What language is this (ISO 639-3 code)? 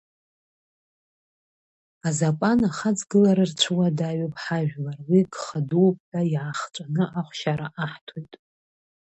abk